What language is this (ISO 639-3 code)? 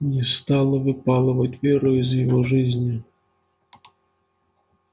rus